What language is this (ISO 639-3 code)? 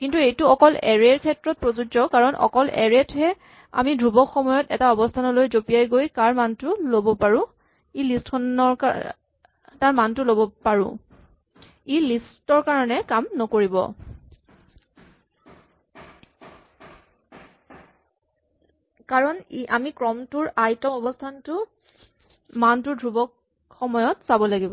asm